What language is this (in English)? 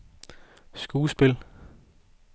Danish